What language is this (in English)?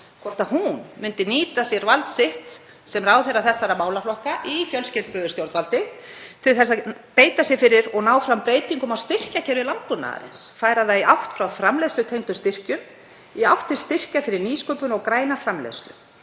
Icelandic